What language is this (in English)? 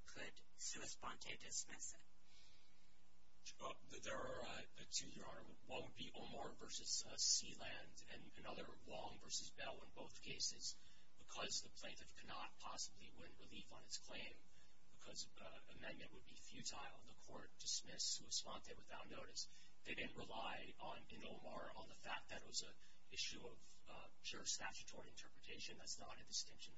English